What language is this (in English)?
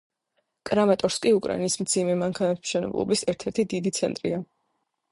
Georgian